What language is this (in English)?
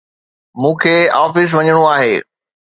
Sindhi